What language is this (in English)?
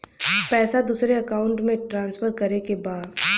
Bhojpuri